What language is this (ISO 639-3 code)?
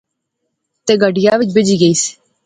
phr